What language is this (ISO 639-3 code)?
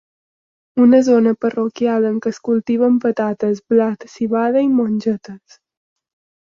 cat